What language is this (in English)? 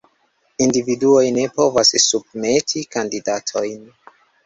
Esperanto